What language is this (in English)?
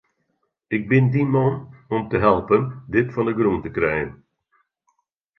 Western Frisian